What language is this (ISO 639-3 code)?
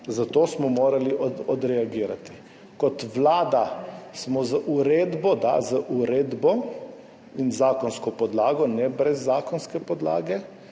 slv